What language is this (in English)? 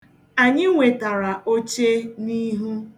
Igbo